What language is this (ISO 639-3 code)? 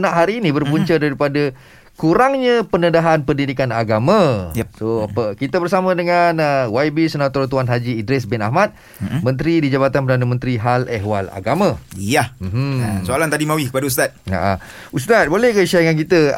msa